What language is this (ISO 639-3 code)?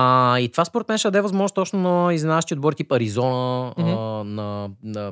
bul